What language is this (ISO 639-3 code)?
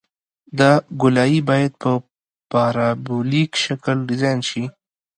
pus